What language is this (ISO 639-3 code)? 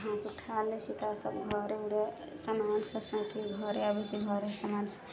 mai